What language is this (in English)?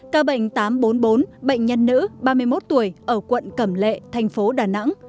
Vietnamese